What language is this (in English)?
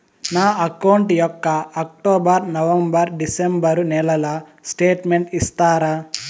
Telugu